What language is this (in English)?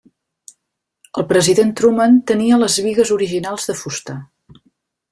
Catalan